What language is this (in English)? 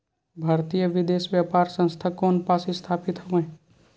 Chhattisgarhi